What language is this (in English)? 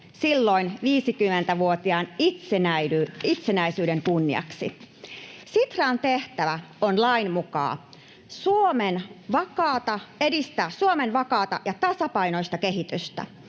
Finnish